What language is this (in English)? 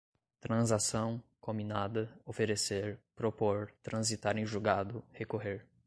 Portuguese